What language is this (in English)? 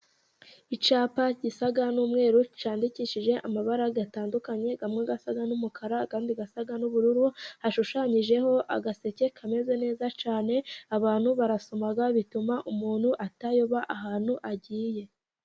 Kinyarwanda